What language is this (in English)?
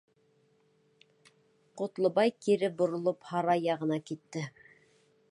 Bashkir